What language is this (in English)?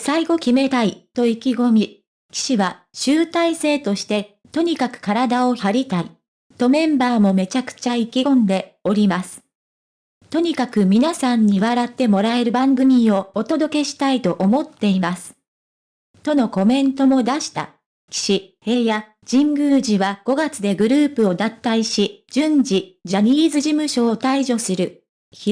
Japanese